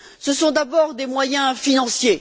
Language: French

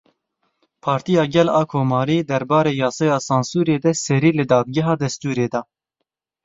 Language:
Kurdish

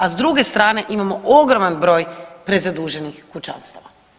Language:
Croatian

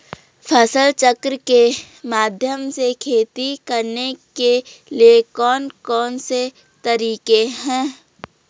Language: Hindi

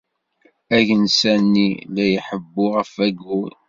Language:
Kabyle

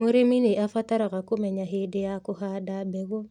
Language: Kikuyu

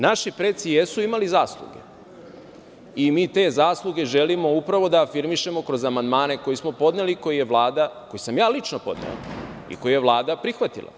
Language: Serbian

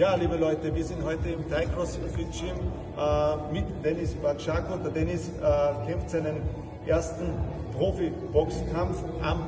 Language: German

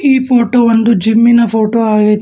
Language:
Kannada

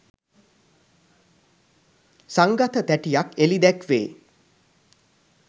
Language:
Sinhala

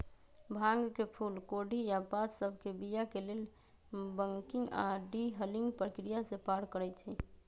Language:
Magahi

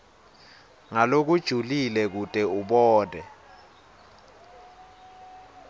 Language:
Swati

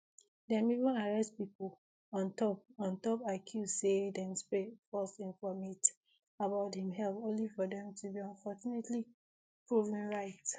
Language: Nigerian Pidgin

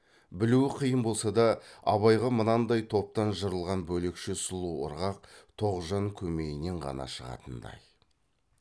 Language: Kazakh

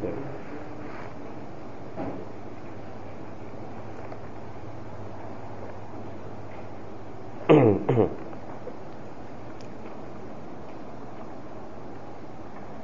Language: Thai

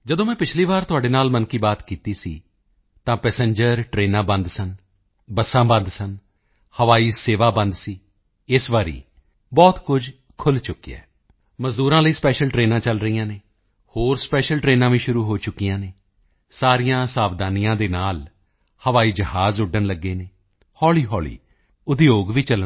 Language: Punjabi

